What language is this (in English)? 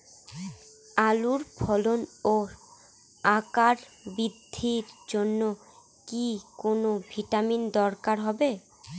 Bangla